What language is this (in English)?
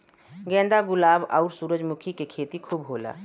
Bhojpuri